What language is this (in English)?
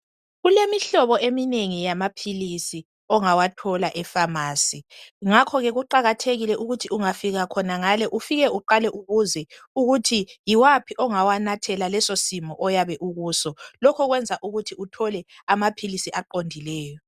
North Ndebele